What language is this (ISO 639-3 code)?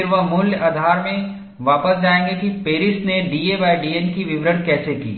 hin